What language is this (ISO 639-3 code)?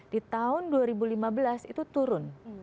ind